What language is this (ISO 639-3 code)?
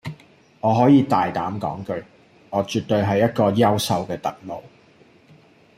yue